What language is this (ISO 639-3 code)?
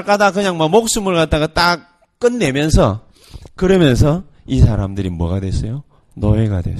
kor